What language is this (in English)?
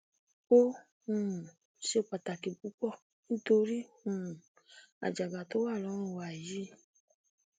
Yoruba